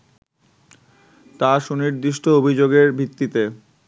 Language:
Bangla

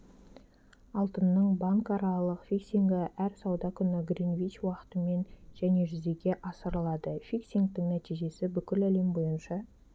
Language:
Kazakh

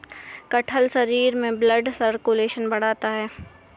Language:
Hindi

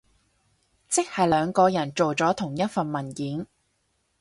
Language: Cantonese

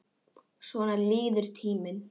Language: Icelandic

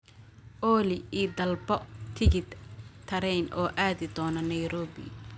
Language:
Somali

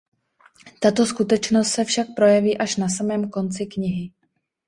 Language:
Czech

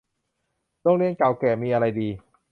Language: Thai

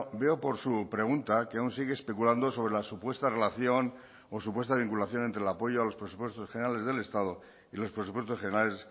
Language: Spanish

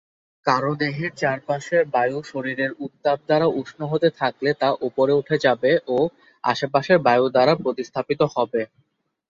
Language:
Bangla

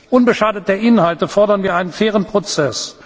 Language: German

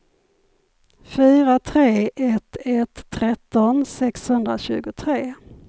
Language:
Swedish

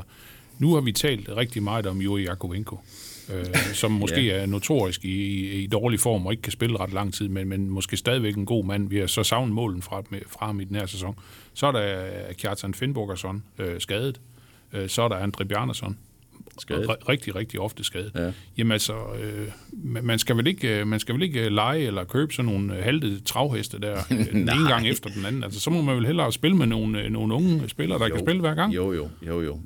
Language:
Danish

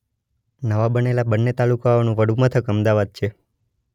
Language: Gujarati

